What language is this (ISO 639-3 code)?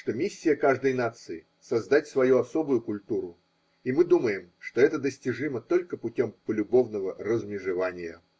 rus